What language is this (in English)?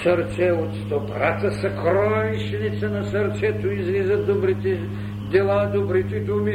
Bulgarian